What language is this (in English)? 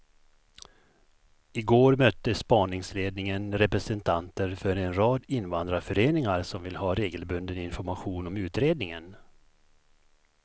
Swedish